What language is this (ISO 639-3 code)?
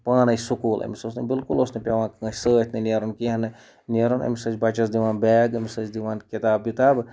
kas